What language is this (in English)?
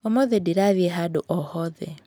Kikuyu